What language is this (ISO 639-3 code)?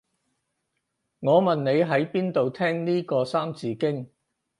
yue